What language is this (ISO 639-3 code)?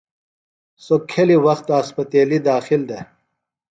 phl